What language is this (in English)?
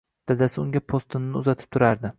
Uzbek